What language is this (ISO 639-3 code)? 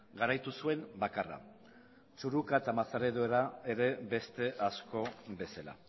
eus